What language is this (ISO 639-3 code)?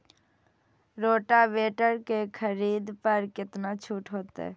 mai